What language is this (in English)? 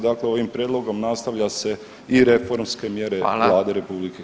Croatian